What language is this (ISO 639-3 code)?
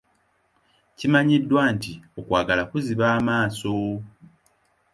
lug